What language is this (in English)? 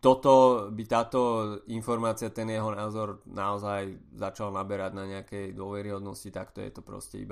Slovak